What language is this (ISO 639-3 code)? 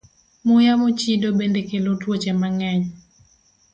luo